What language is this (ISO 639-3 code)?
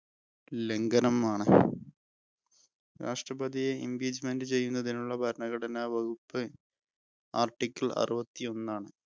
mal